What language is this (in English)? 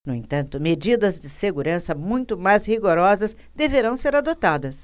Portuguese